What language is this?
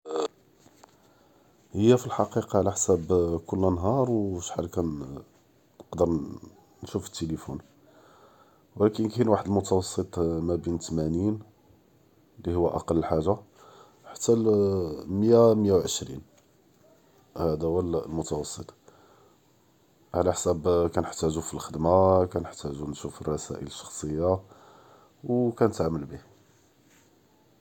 Judeo-Arabic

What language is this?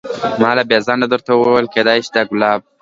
Pashto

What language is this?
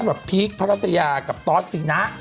Thai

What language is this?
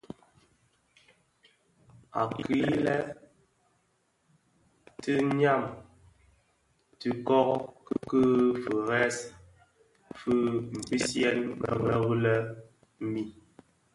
Bafia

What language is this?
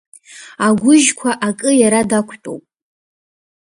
Abkhazian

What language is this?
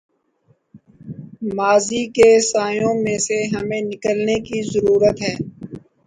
Urdu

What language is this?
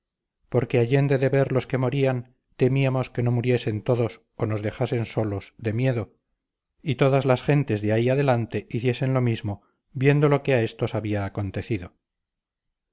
Spanish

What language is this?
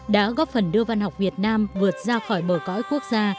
Vietnamese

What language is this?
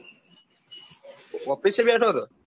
Gujarati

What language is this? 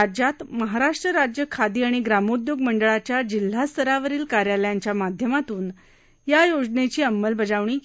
Marathi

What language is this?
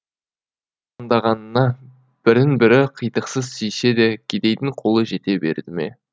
Kazakh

